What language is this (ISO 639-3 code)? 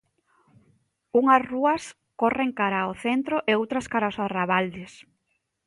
glg